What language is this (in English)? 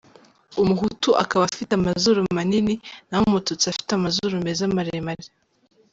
Kinyarwanda